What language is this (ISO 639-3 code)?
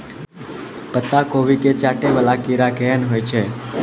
mai